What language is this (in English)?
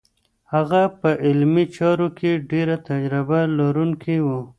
Pashto